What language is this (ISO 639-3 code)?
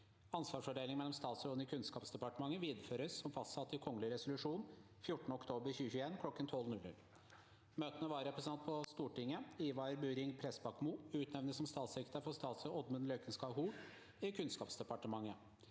nor